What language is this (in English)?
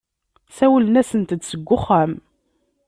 Kabyle